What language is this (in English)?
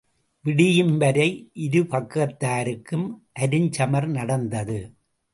Tamil